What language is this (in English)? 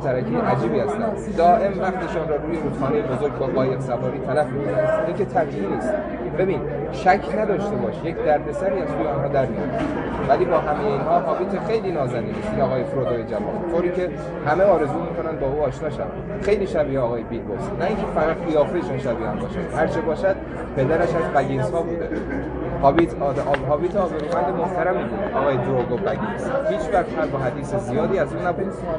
Persian